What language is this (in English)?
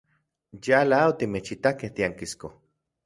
Central Puebla Nahuatl